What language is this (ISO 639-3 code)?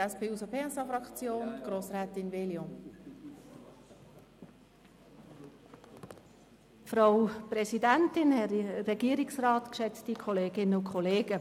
gsw